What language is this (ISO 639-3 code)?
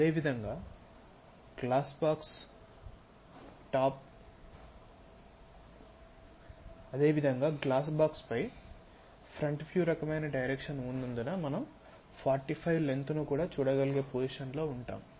tel